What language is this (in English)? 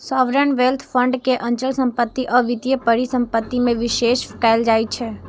Maithili